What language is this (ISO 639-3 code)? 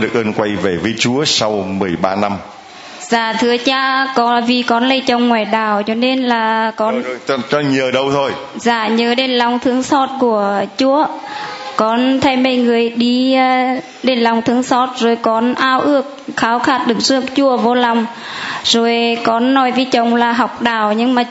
vie